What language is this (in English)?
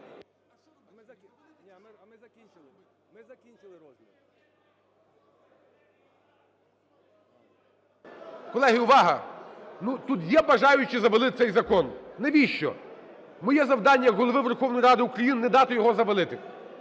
Ukrainian